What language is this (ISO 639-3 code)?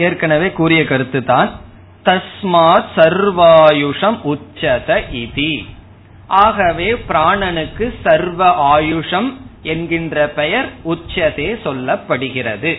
tam